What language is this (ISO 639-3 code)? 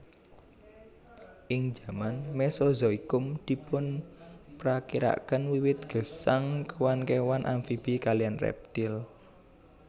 jav